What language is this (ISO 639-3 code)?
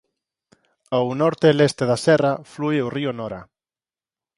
glg